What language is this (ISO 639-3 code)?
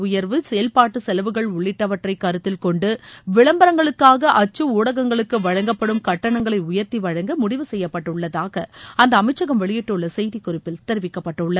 tam